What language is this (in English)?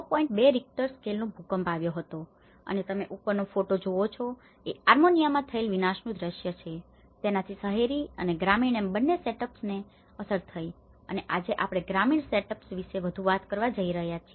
Gujarati